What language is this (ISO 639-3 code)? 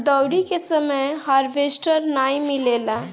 bho